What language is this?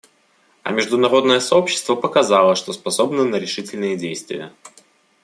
Russian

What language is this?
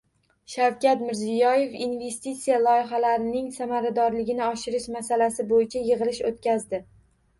Uzbek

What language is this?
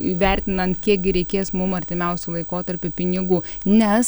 Lithuanian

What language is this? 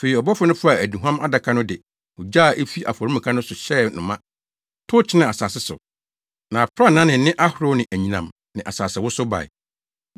Akan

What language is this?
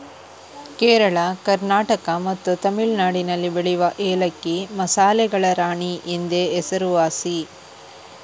Kannada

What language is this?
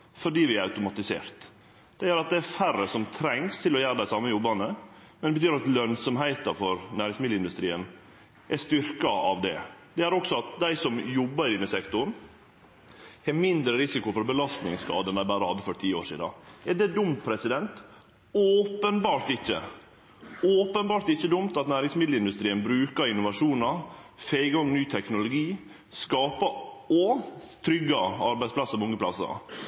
Norwegian Nynorsk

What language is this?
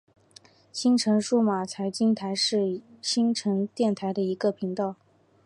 Chinese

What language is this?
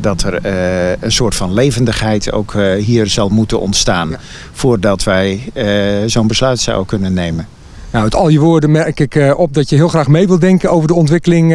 Dutch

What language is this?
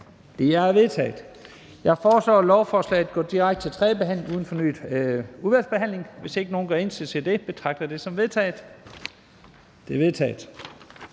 Danish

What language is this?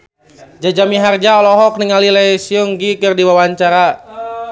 Sundanese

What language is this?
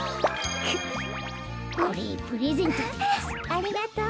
Japanese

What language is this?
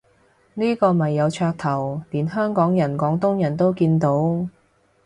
Cantonese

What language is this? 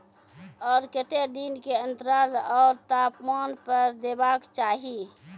Maithili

